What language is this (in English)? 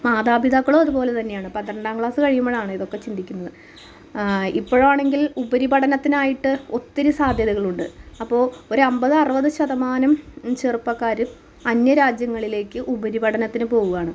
Malayalam